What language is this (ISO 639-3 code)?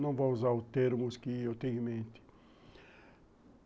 por